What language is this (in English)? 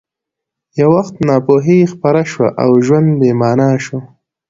Pashto